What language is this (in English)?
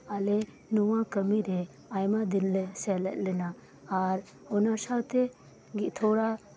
Santali